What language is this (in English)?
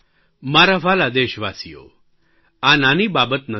Gujarati